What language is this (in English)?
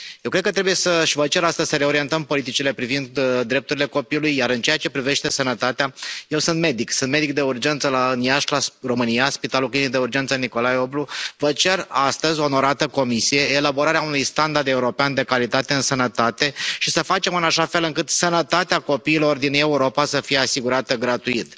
Romanian